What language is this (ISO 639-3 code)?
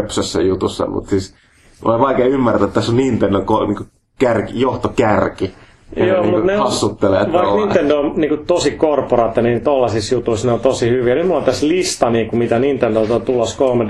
fin